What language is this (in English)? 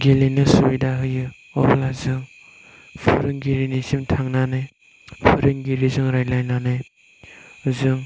Bodo